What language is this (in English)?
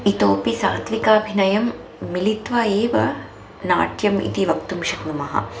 Sanskrit